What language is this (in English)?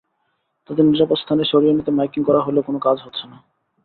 Bangla